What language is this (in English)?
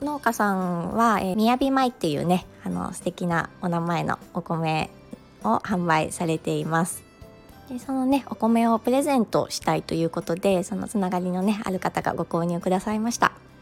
Japanese